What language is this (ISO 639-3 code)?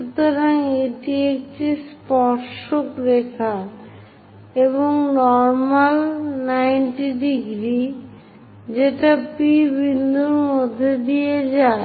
ben